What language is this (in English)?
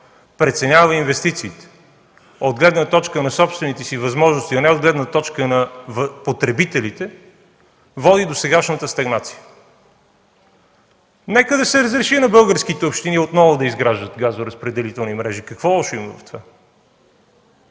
Bulgarian